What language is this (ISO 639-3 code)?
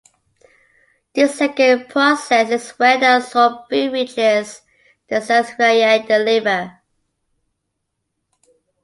eng